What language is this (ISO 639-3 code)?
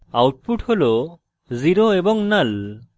ben